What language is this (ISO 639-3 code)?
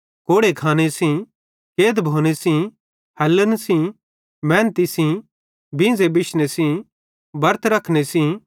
bhd